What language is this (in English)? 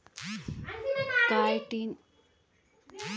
Hindi